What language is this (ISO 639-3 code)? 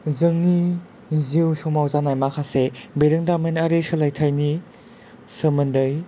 brx